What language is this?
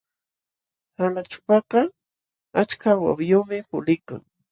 Jauja Wanca Quechua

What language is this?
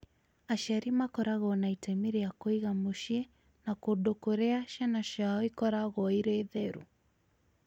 Kikuyu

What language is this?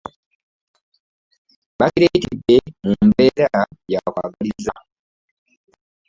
Ganda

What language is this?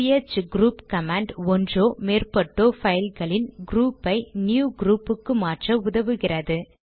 Tamil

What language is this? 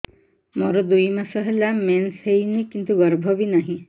Odia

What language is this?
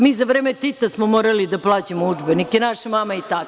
Serbian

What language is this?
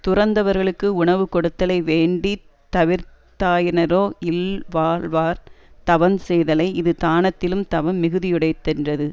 Tamil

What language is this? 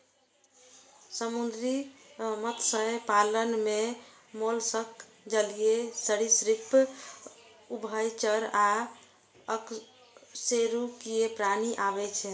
Maithili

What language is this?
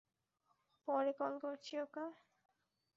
Bangla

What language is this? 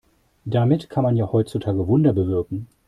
German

